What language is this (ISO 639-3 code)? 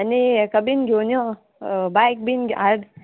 kok